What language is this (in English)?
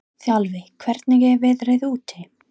Icelandic